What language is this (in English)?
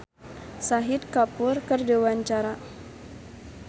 Sundanese